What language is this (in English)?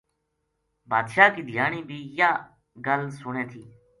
Gujari